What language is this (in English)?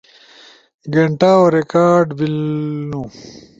Ushojo